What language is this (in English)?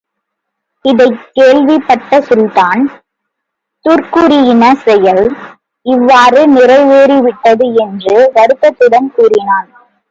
Tamil